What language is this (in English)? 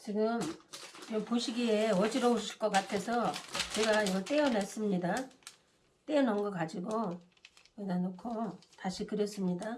Korean